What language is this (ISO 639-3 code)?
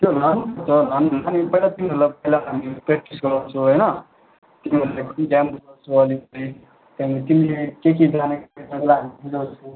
nep